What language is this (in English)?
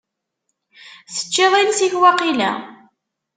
Kabyle